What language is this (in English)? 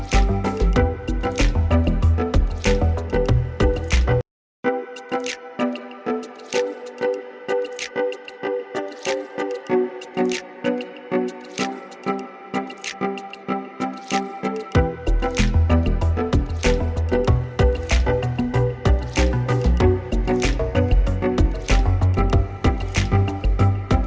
Vietnamese